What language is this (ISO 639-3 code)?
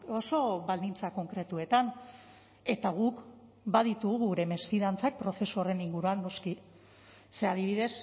eus